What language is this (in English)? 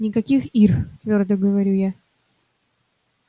Russian